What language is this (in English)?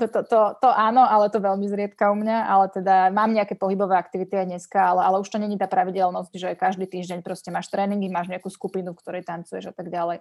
Slovak